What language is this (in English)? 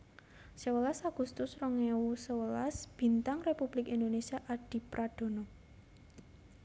Javanese